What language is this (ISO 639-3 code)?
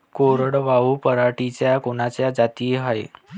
mar